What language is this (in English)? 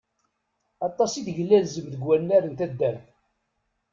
Kabyle